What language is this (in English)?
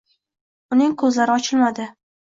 Uzbek